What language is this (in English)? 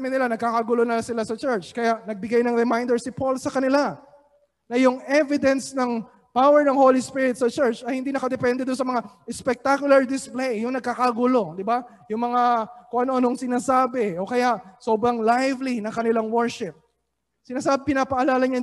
Filipino